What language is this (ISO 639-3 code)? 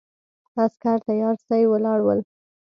pus